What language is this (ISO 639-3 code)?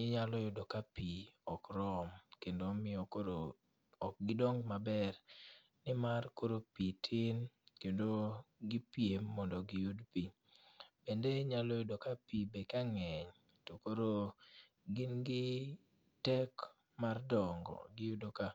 luo